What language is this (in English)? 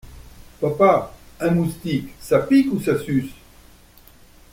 French